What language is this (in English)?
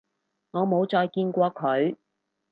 Cantonese